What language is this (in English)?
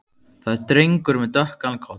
Icelandic